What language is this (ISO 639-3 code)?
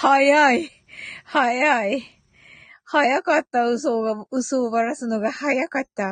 jpn